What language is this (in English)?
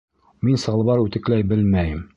Bashkir